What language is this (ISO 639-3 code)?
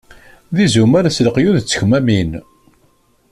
kab